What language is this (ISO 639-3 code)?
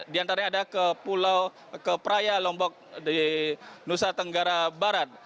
ind